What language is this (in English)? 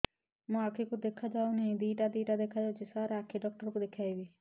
Odia